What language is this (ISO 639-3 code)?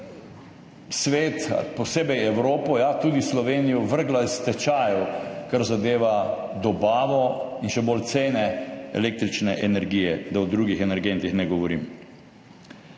slv